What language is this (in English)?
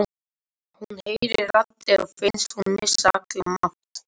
Icelandic